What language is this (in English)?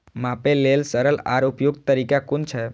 Maithili